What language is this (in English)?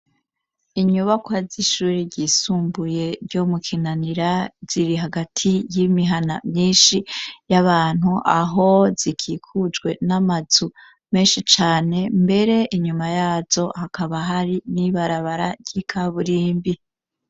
Rundi